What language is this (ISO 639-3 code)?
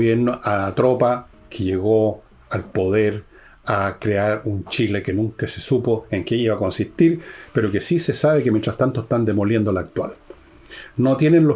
spa